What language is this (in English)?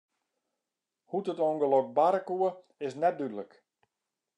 Western Frisian